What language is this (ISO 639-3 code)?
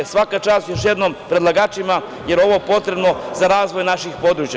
srp